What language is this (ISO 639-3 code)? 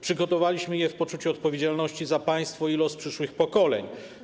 pol